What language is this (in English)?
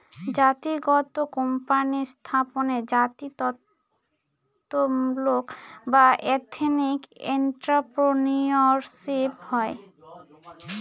Bangla